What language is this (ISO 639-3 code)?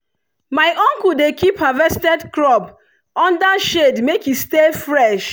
pcm